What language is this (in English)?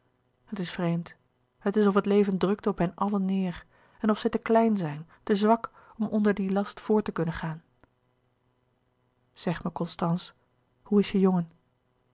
Dutch